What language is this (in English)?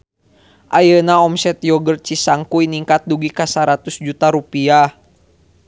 Sundanese